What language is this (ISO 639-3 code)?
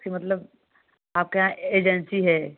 hin